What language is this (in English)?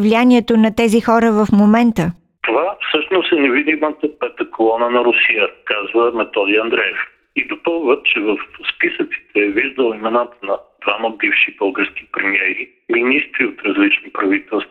Bulgarian